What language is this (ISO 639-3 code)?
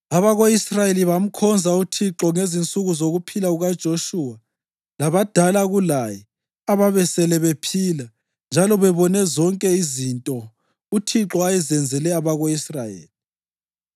nde